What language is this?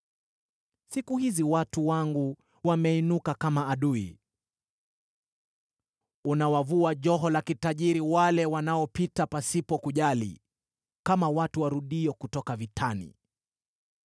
Swahili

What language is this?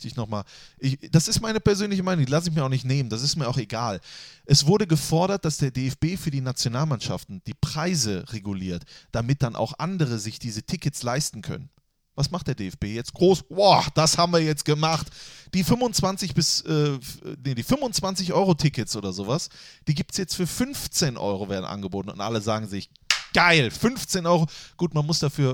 German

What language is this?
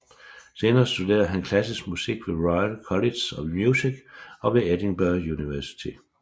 Danish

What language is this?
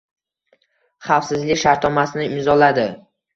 Uzbek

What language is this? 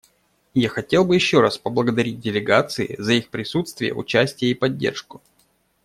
Russian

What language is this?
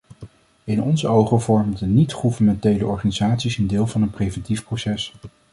Dutch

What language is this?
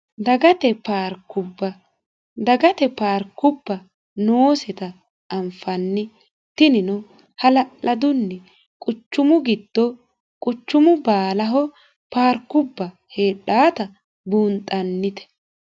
Sidamo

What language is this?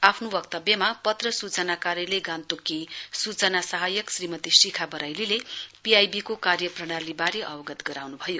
Nepali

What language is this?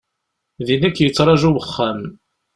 Kabyle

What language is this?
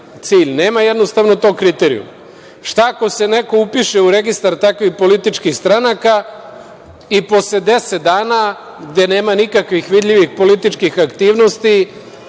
Serbian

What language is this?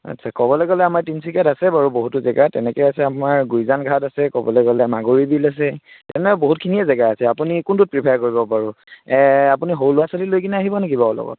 Assamese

